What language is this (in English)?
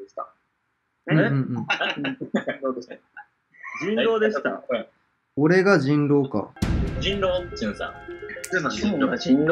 Japanese